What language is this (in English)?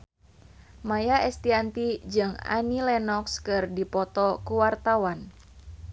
Sundanese